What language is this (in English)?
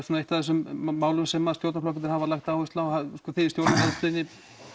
Icelandic